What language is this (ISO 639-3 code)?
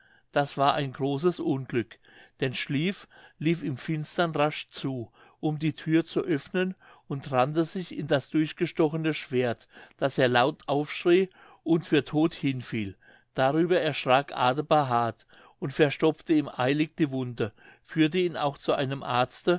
deu